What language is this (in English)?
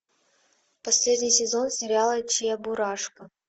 Russian